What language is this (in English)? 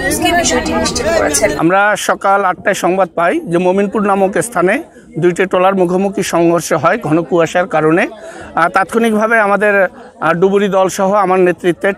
Turkish